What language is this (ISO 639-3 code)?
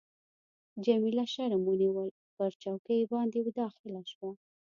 pus